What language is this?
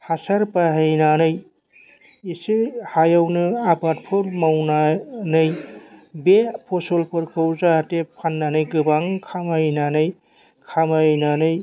Bodo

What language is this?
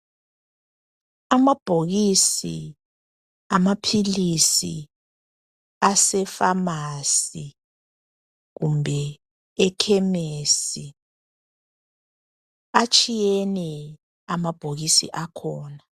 North Ndebele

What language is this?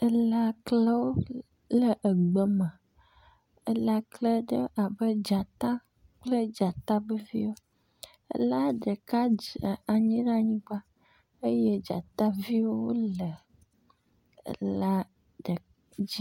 Ewe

